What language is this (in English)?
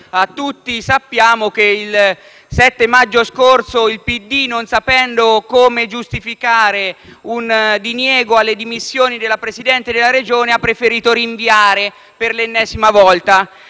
Italian